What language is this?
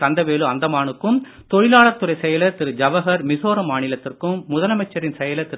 Tamil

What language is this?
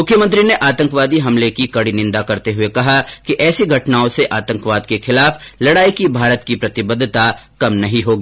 Hindi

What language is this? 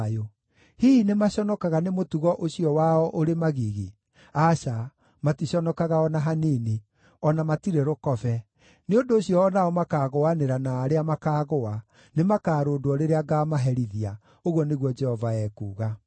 Kikuyu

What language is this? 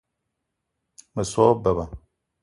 Eton (Cameroon)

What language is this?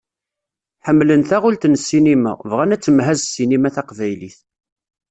Kabyle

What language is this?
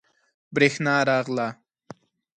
Pashto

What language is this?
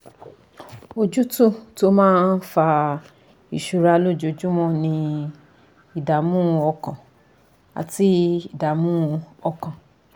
Yoruba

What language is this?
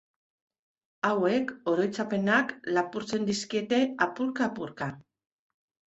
Basque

